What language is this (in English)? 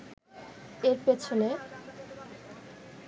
Bangla